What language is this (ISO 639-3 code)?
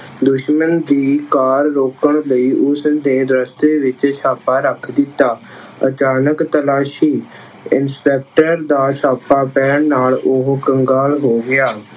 pan